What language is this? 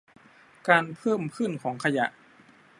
Thai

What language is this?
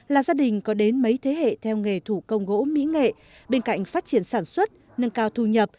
Vietnamese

